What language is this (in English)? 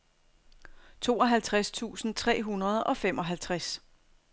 Danish